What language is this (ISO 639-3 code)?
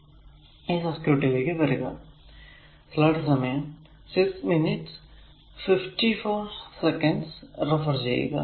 mal